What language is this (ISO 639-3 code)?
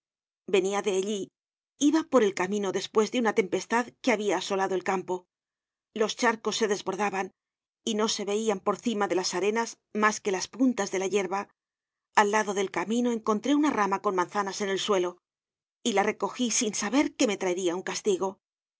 spa